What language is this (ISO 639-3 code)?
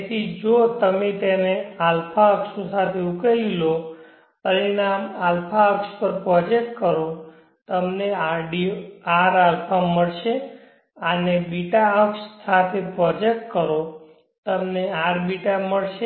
guj